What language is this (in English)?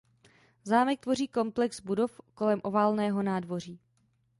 Czech